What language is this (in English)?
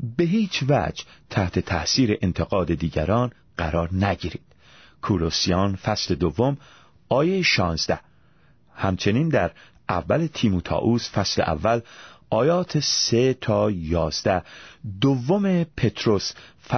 Persian